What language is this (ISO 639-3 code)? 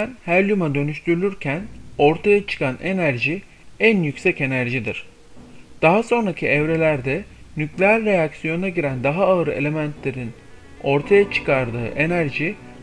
tur